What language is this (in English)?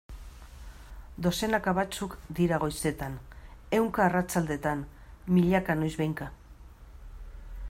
Basque